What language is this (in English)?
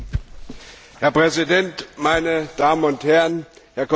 German